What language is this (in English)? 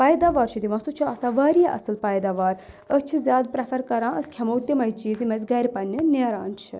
Kashmiri